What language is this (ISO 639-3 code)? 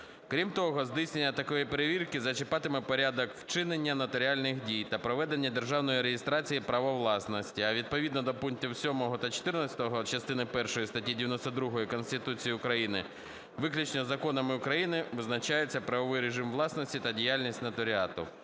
ukr